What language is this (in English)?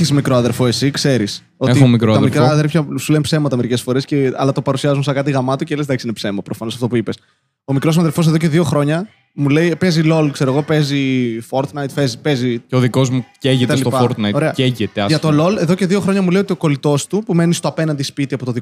Greek